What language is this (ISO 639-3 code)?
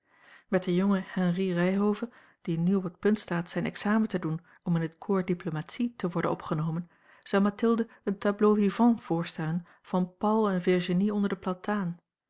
nld